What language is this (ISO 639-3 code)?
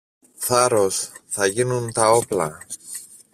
ell